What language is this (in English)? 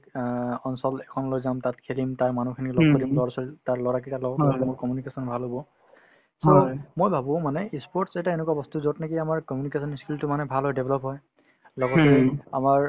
Assamese